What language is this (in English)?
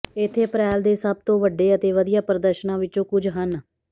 Punjabi